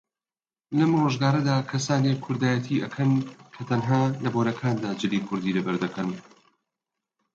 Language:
Central Kurdish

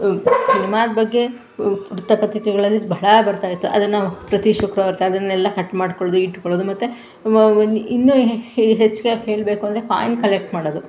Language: Kannada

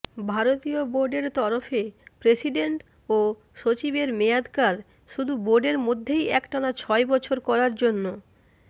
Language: Bangla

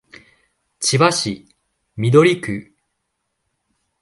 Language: Japanese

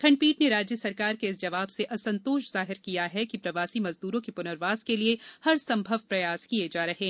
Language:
Hindi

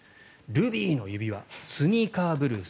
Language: Japanese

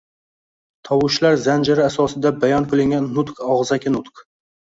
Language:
Uzbek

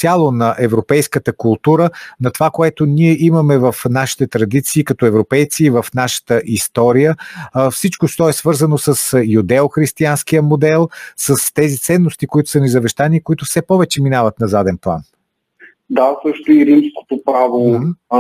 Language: Bulgarian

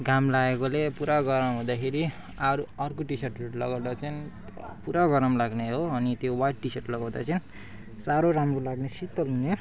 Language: Nepali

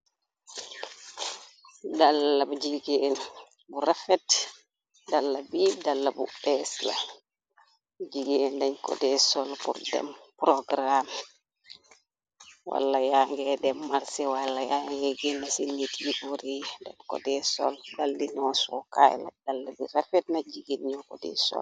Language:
Wolof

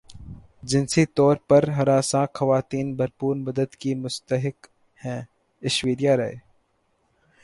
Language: Urdu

